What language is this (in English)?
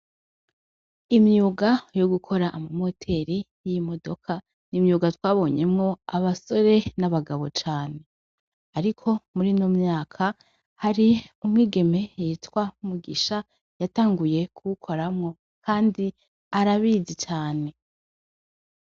Rundi